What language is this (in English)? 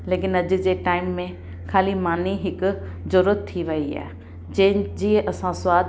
Sindhi